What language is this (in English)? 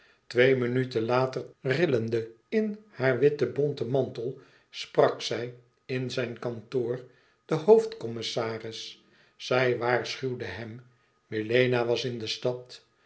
Dutch